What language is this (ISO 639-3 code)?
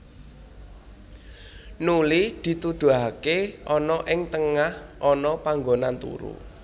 jav